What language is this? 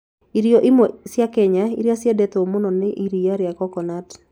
Kikuyu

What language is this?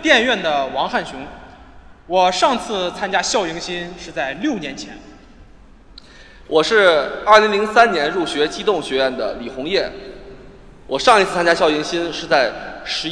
Chinese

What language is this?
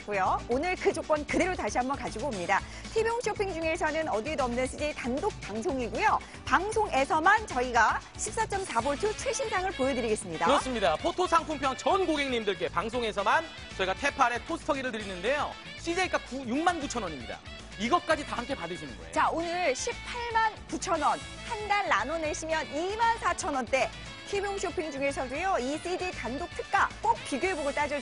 Korean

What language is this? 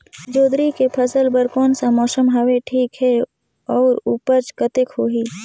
Chhattisgarhi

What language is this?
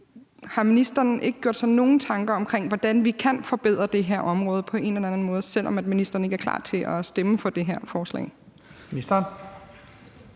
Danish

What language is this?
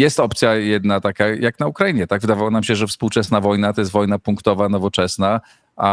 Polish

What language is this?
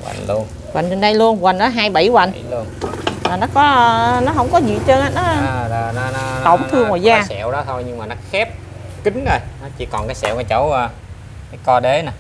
Vietnamese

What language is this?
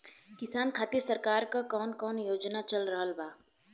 Bhojpuri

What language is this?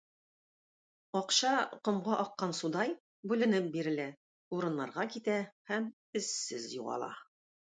Tatar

